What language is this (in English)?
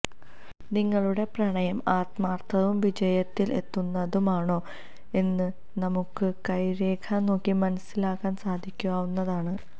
Malayalam